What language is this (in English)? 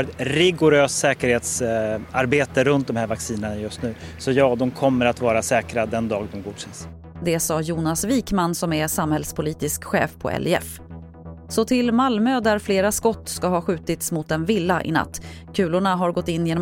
Swedish